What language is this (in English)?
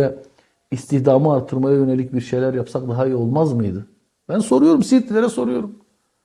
Turkish